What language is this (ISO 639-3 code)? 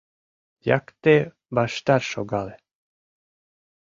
chm